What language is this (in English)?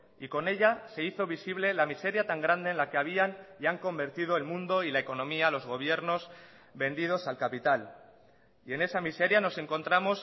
Spanish